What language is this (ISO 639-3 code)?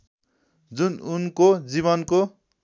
nep